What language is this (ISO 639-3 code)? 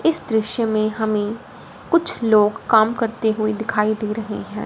hin